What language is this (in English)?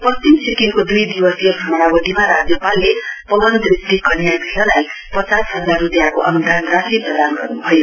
Nepali